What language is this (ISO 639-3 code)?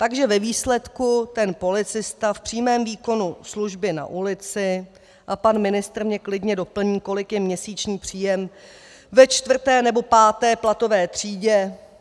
ces